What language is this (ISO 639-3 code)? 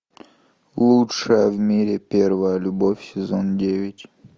rus